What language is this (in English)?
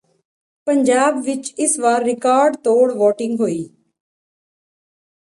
Punjabi